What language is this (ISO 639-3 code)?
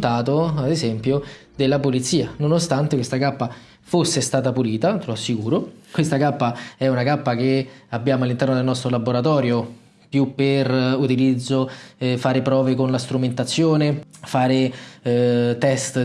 ita